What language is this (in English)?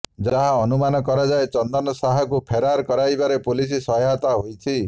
Odia